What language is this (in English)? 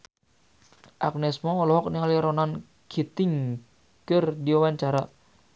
Sundanese